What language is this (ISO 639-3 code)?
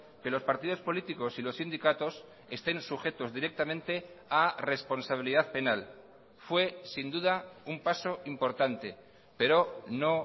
spa